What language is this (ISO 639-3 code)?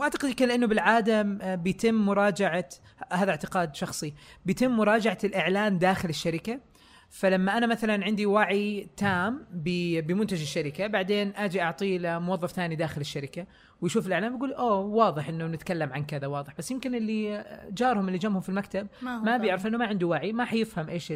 ara